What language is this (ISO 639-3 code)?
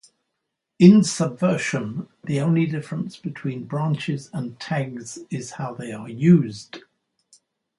eng